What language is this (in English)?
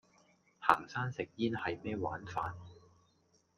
Cantonese